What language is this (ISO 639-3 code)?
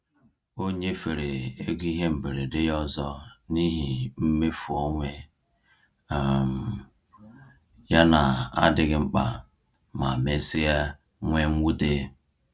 ibo